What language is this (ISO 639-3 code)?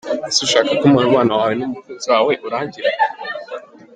kin